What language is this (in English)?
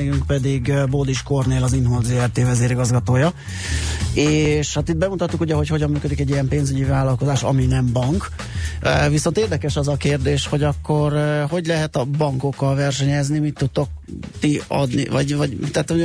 Hungarian